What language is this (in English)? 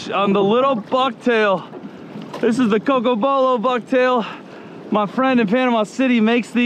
English